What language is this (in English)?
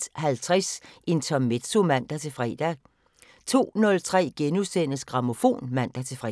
Danish